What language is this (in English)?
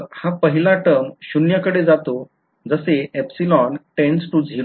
Marathi